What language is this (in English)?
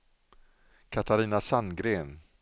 Swedish